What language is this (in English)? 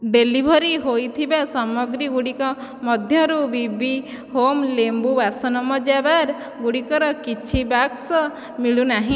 Odia